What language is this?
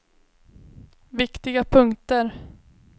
Swedish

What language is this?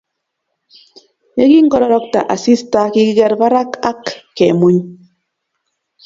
Kalenjin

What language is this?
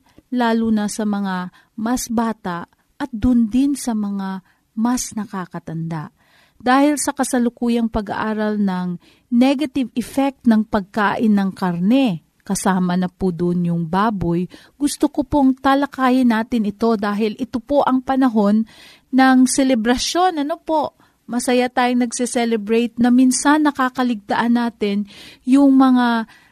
Filipino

